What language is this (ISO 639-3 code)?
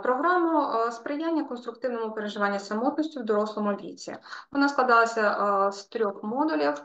ukr